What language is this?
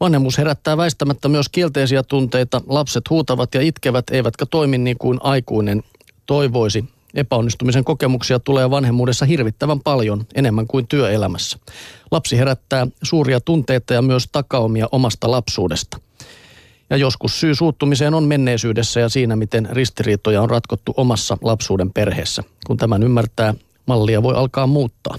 Finnish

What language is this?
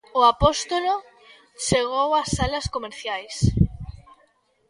Galician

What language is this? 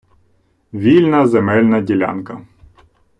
Ukrainian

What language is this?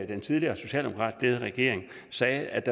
Danish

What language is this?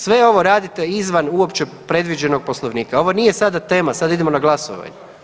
Croatian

